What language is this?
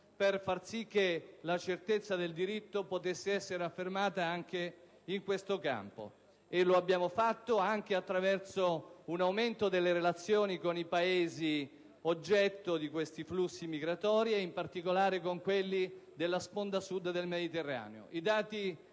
Italian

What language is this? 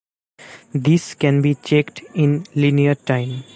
English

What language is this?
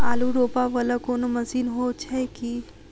Maithili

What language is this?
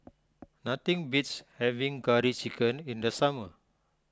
English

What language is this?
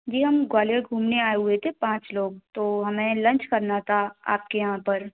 Hindi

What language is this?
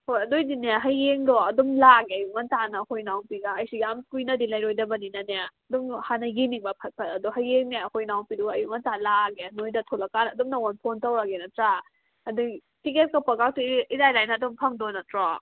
Manipuri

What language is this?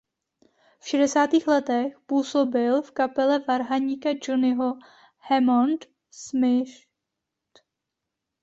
Czech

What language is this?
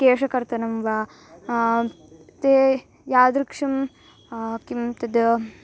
Sanskrit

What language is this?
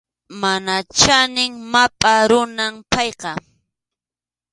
Arequipa-La Unión Quechua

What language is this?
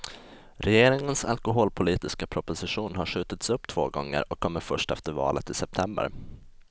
Swedish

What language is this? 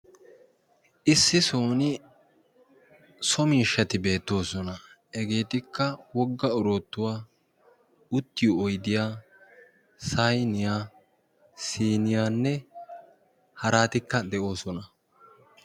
Wolaytta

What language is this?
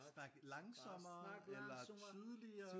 Danish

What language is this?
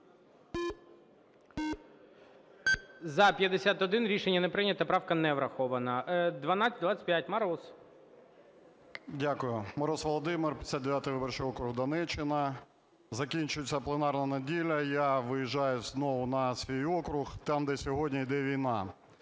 Ukrainian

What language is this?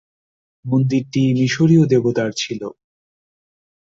Bangla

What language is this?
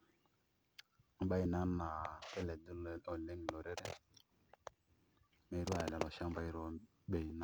Masai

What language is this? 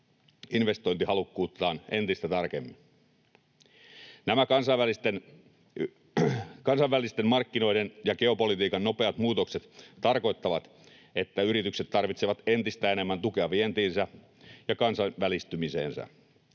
Finnish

